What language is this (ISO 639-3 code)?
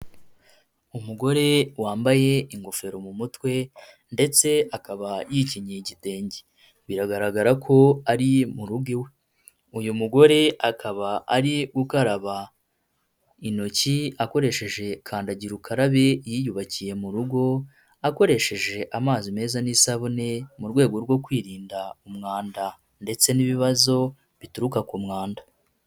kin